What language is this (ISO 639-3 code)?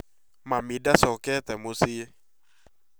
kik